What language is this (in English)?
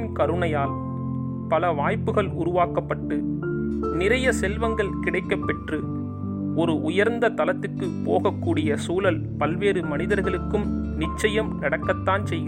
Tamil